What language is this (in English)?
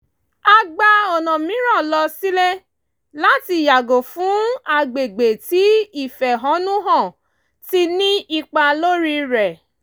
Yoruba